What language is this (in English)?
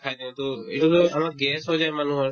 Assamese